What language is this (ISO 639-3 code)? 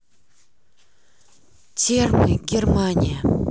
rus